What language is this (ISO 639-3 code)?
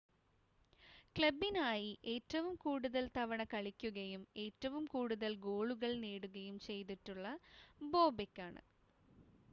mal